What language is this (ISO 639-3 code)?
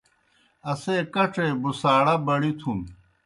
plk